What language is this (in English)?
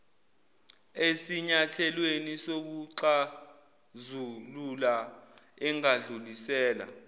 Zulu